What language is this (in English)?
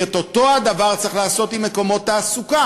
Hebrew